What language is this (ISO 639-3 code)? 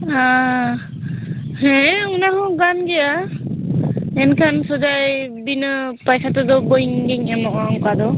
sat